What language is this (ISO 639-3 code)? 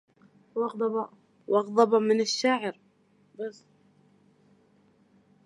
ara